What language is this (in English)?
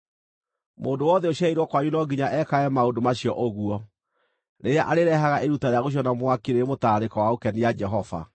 Kikuyu